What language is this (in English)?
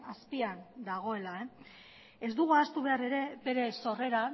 Basque